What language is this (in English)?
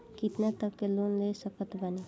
Bhojpuri